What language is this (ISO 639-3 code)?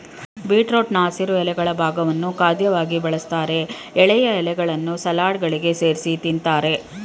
kan